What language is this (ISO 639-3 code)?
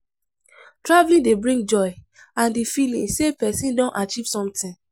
pcm